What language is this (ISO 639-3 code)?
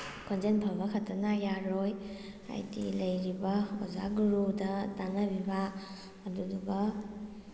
mni